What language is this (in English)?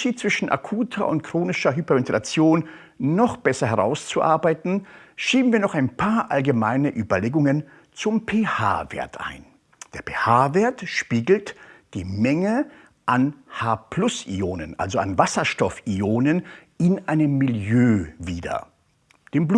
German